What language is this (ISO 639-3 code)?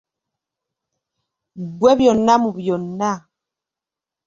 lug